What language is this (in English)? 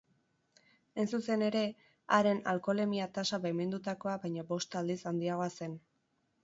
Basque